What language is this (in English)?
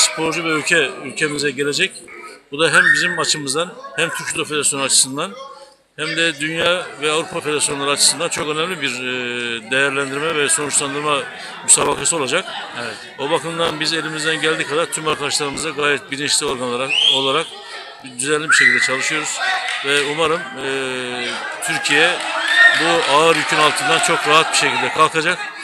Turkish